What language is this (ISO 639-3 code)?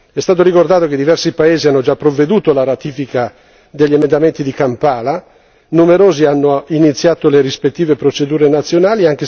ita